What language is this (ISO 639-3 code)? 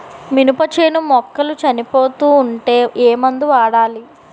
tel